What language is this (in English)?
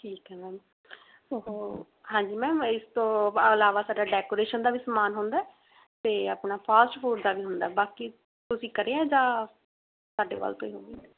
Punjabi